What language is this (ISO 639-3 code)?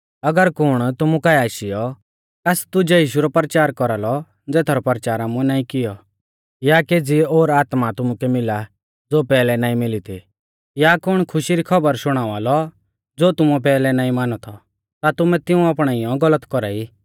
bfz